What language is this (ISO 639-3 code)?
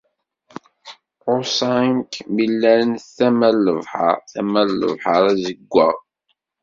kab